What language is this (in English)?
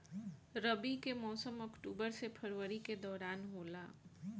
Bhojpuri